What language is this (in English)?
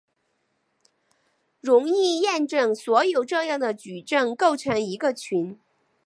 Chinese